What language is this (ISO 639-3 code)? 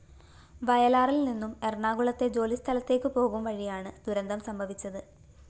mal